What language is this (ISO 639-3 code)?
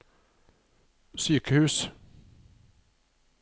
nor